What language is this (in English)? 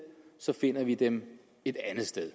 Danish